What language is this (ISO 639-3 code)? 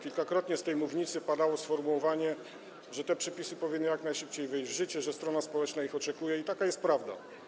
pol